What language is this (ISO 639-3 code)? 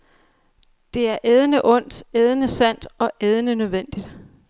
dan